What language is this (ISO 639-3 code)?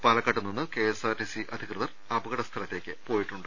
mal